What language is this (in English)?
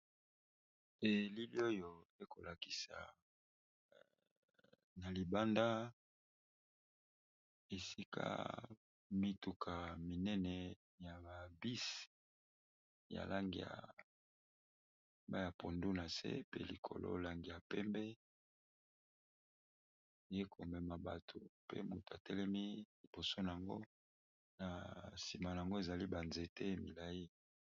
Lingala